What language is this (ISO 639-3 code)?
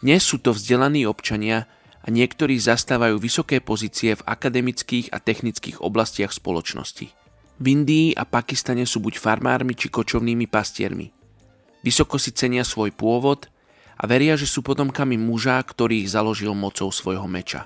slk